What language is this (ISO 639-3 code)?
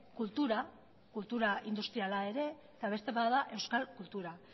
eus